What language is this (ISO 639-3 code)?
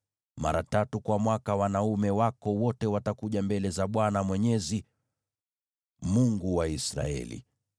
swa